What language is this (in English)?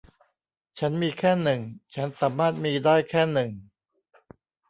Thai